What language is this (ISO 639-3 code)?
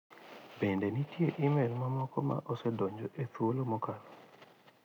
luo